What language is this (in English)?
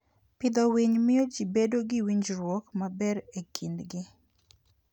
Luo (Kenya and Tanzania)